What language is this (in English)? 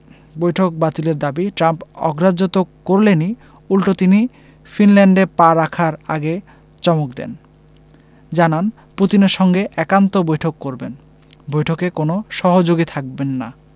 Bangla